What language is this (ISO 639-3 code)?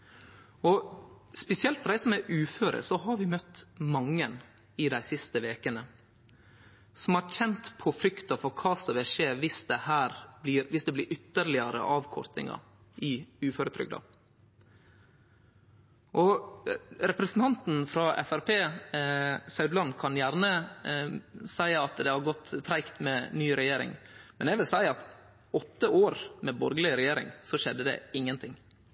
nno